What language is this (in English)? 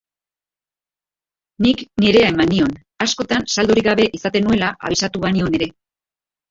Basque